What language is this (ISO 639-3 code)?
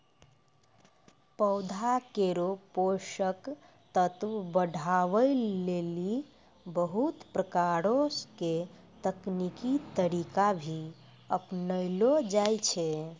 mai